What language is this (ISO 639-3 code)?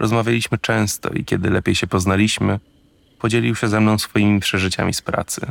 pol